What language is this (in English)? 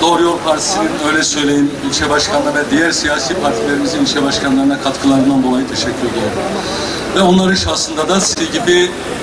Turkish